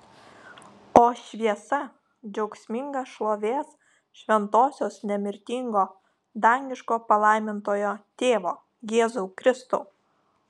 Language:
Lithuanian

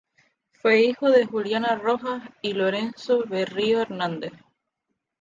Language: Spanish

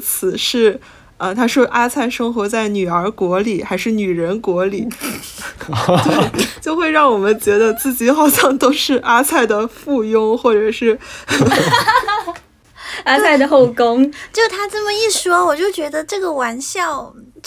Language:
Chinese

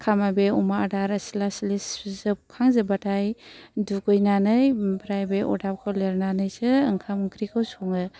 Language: Bodo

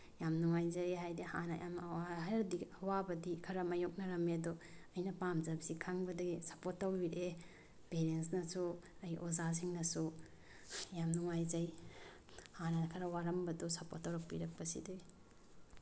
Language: Manipuri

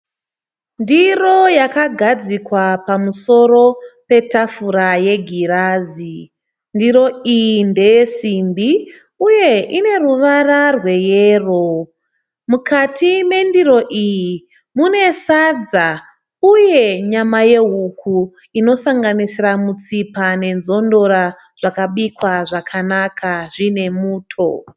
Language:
Shona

